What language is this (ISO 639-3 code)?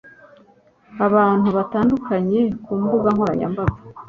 kin